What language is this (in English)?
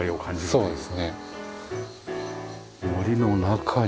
Japanese